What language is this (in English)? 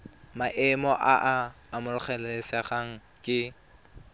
Tswana